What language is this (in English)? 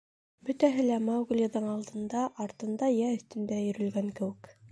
Bashkir